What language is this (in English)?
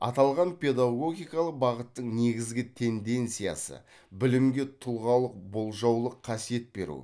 Kazakh